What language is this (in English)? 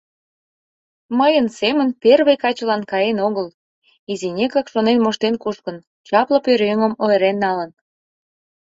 Mari